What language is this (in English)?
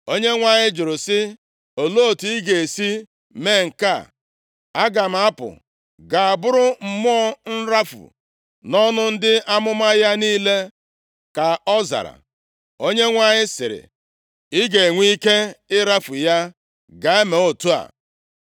Igbo